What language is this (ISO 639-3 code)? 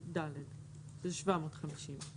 heb